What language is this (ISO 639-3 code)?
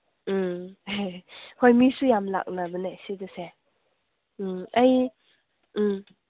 mni